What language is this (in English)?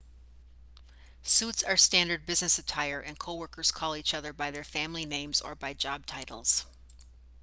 English